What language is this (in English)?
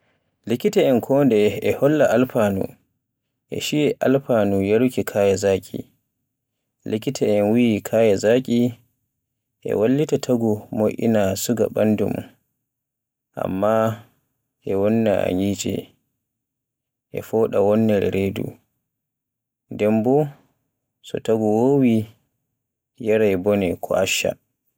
Borgu Fulfulde